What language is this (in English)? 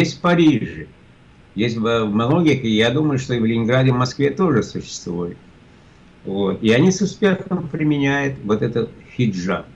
Russian